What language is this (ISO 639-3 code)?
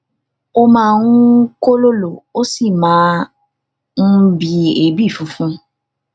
yor